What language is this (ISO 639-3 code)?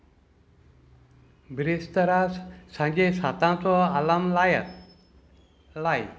kok